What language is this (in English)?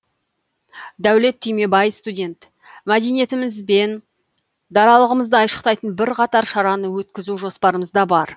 Kazakh